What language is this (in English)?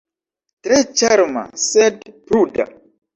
Esperanto